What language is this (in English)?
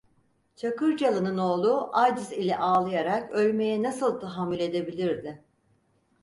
Turkish